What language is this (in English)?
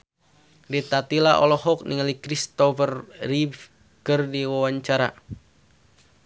Sundanese